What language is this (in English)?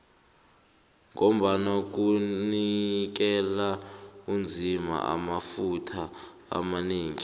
South Ndebele